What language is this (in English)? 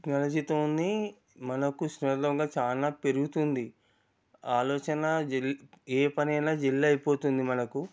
Telugu